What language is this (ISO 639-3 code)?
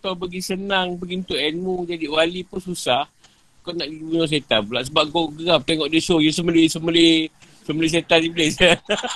msa